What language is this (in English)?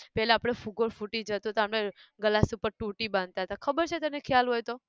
Gujarati